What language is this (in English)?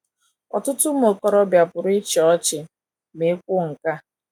Igbo